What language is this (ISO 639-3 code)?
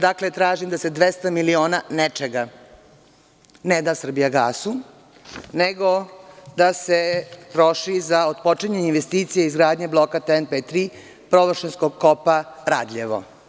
srp